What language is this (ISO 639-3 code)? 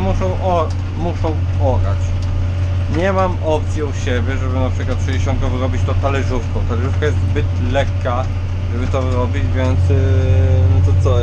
pol